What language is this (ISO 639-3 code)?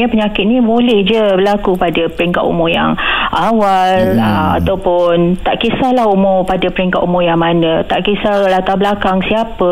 msa